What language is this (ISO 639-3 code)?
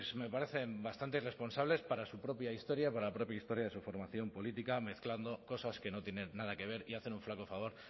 spa